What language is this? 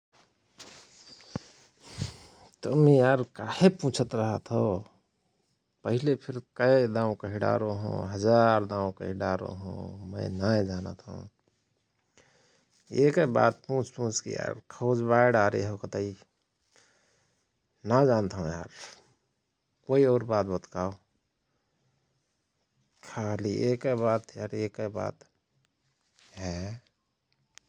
Rana Tharu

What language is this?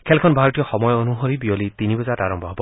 Assamese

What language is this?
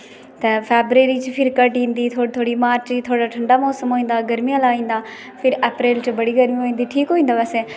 Dogri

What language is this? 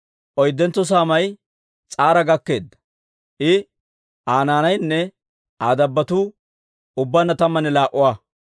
Dawro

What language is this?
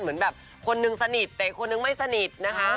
Thai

